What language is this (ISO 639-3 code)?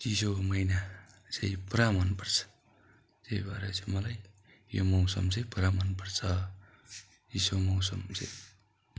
nep